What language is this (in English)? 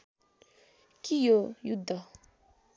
Nepali